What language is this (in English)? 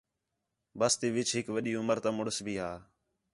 Khetrani